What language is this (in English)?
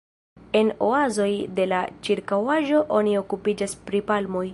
Esperanto